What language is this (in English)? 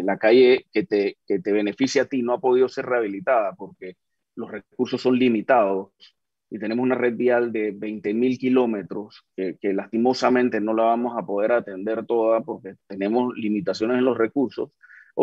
Spanish